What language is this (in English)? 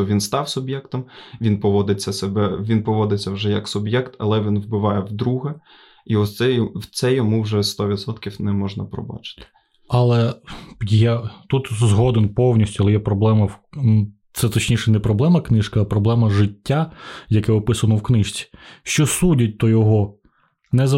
Ukrainian